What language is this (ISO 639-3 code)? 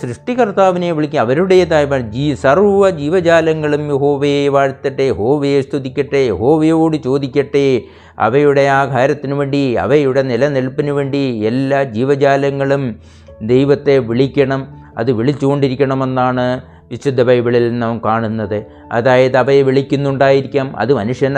mal